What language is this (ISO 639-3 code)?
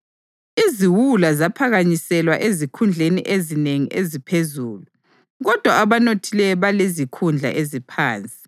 nde